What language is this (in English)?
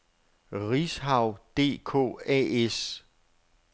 Danish